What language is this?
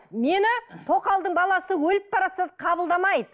Kazakh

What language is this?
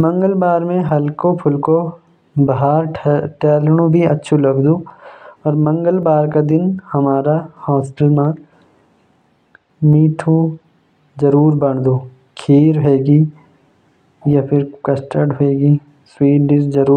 Jaunsari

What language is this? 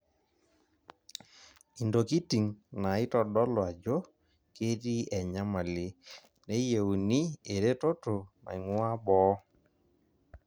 Masai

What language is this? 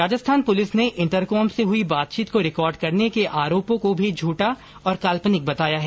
Hindi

